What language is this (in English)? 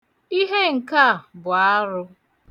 Igbo